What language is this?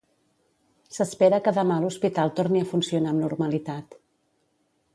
Catalan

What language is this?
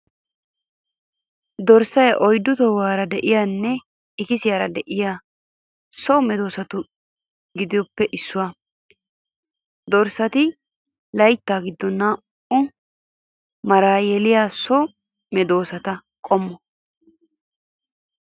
Wolaytta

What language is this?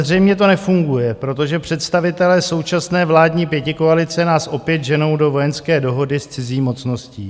Czech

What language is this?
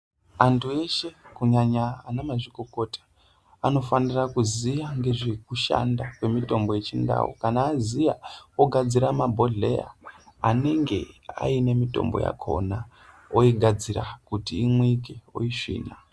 Ndau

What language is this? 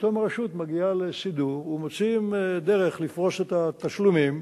Hebrew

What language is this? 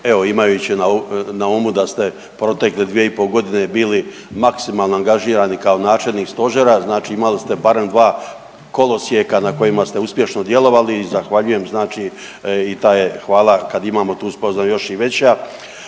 Croatian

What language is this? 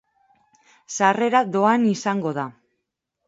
Basque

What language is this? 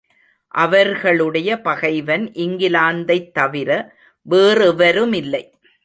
Tamil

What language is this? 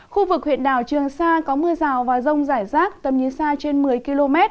Vietnamese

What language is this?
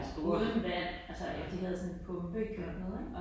Danish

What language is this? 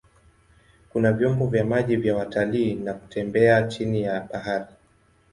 Swahili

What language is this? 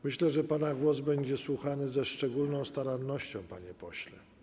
Polish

